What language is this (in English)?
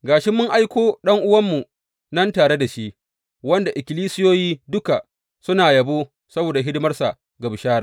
Hausa